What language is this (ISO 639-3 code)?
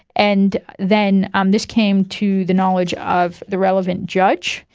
eng